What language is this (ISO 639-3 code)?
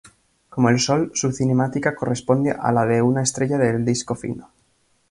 spa